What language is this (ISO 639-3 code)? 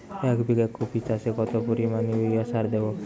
ben